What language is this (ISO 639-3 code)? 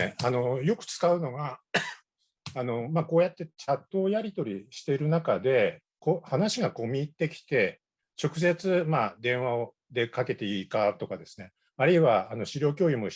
jpn